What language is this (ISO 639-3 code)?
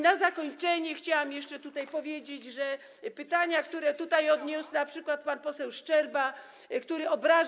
pol